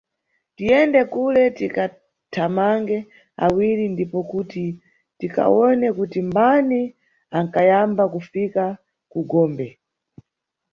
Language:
Nyungwe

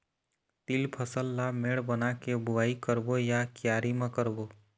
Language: Chhattisgarhi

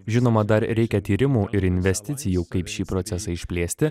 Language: Lithuanian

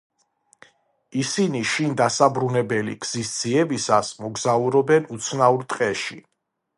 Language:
Georgian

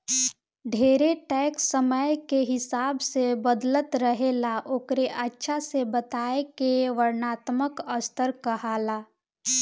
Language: Bhojpuri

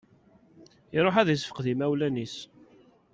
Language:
Kabyle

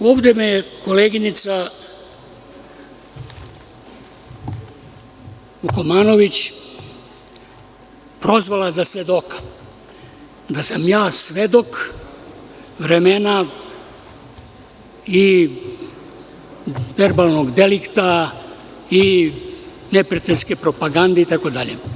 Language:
Serbian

